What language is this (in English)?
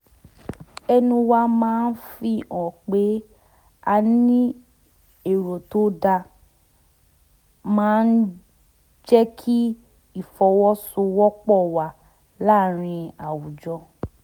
Yoruba